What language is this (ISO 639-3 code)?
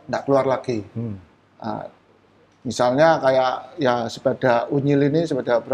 ind